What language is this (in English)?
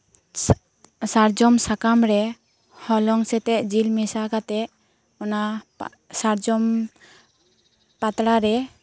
Santali